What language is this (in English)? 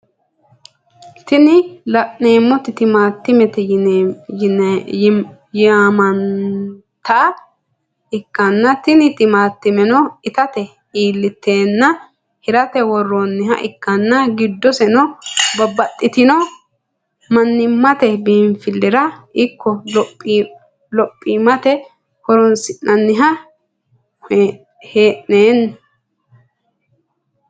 Sidamo